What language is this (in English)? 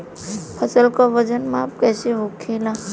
Bhojpuri